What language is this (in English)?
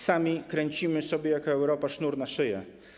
Polish